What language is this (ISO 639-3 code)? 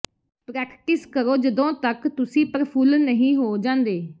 pan